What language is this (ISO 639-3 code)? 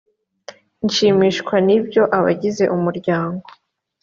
kin